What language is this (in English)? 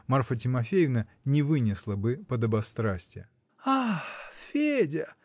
Russian